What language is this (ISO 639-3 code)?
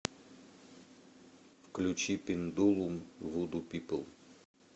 rus